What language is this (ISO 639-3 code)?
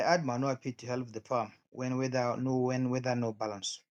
pcm